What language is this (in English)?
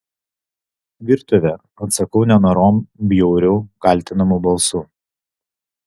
Lithuanian